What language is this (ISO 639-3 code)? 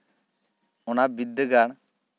sat